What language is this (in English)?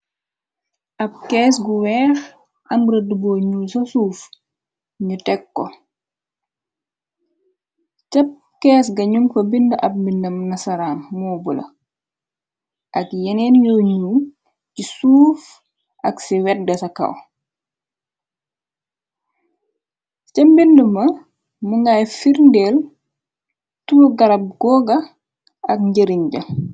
Wolof